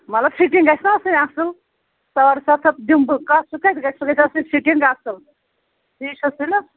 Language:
Kashmiri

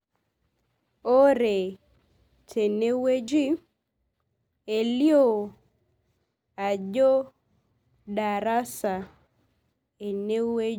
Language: Masai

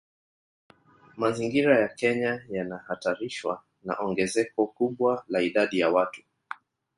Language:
Swahili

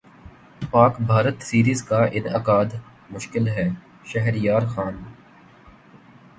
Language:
Urdu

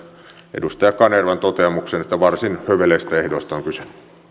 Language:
Finnish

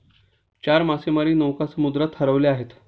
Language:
Marathi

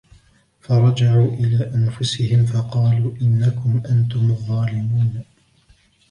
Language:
Arabic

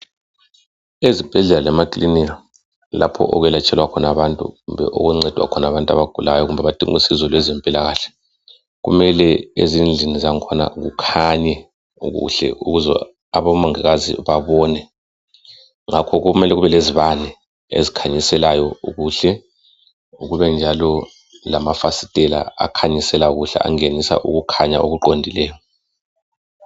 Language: North Ndebele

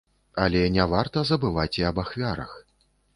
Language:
Belarusian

